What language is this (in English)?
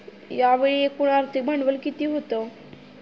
Marathi